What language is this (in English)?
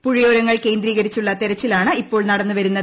Malayalam